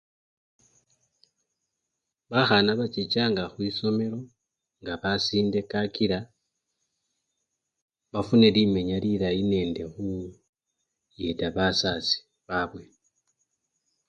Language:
Luyia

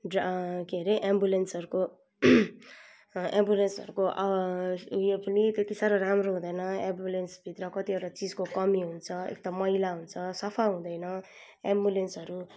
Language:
Nepali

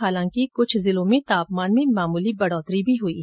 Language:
Hindi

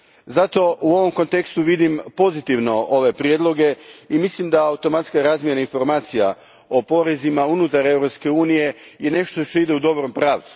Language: Croatian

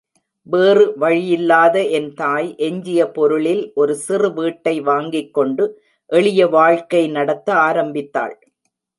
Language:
Tamil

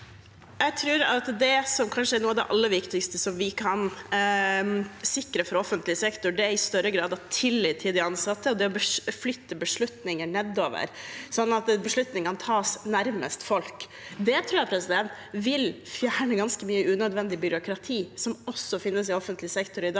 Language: Norwegian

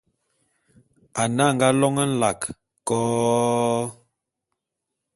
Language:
Bulu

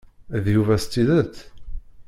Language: Kabyle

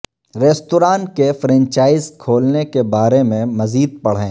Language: Urdu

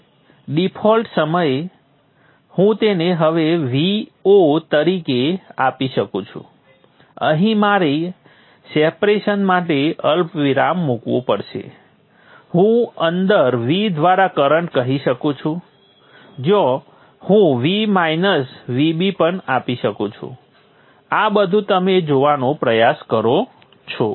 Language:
Gujarati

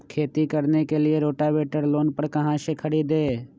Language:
Magahi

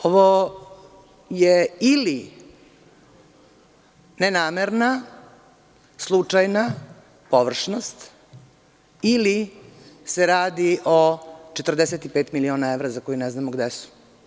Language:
Serbian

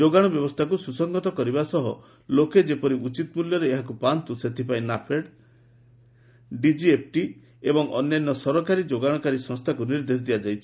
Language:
Odia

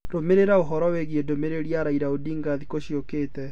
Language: Kikuyu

